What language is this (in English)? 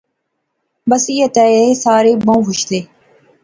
Pahari-Potwari